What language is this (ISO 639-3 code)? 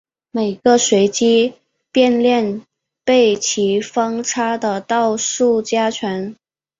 zho